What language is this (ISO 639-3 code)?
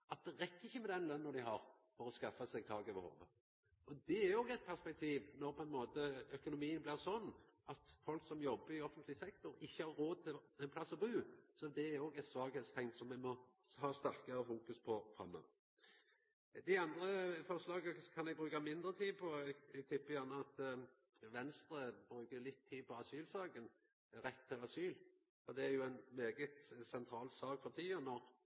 nno